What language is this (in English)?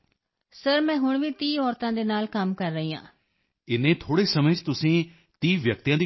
Punjabi